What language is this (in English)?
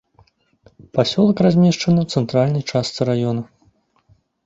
Belarusian